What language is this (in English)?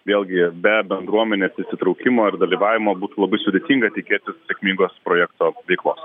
Lithuanian